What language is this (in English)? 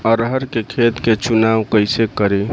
Bhojpuri